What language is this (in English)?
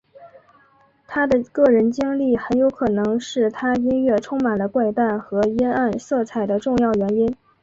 Chinese